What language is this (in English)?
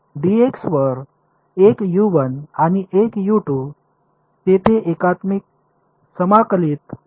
Marathi